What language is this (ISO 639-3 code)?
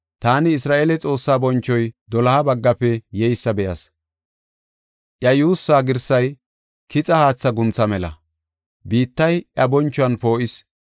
gof